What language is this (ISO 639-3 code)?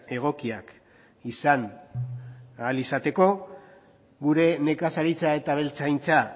eus